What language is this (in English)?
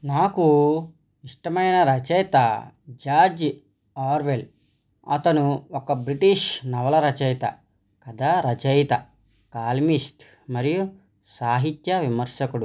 Telugu